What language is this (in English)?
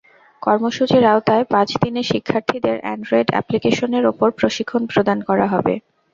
Bangla